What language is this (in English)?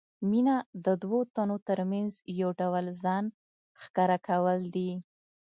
Pashto